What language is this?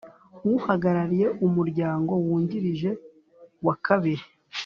Kinyarwanda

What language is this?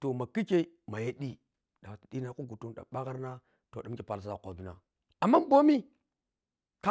Piya-Kwonci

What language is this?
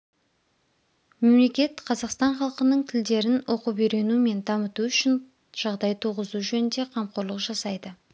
Kazakh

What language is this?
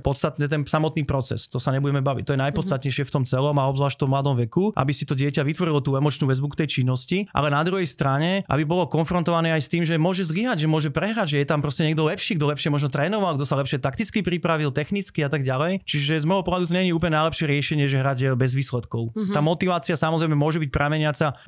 Slovak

